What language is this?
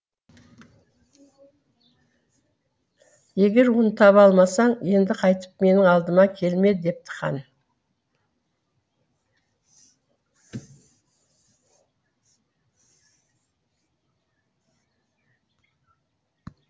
Kazakh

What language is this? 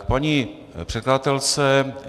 Czech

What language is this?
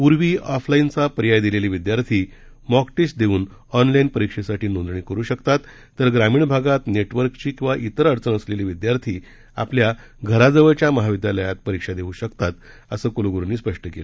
Marathi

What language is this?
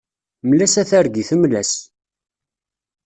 Kabyle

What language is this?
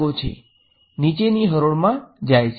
Gujarati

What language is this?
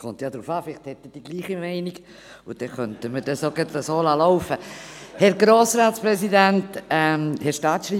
Swiss German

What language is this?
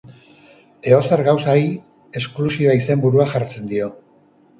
Basque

